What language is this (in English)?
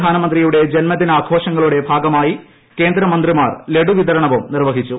Malayalam